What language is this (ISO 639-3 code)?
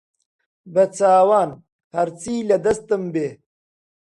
ckb